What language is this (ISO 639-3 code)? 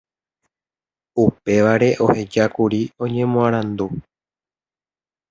grn